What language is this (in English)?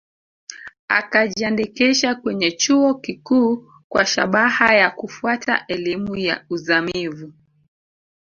Swahili